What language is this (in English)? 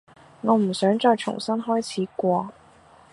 Cantonese